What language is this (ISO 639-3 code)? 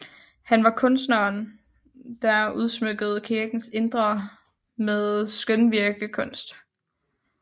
dan